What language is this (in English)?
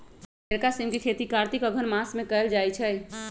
Magahi